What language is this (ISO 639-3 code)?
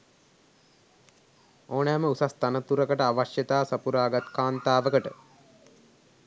sin